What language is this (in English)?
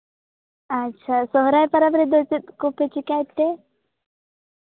Santali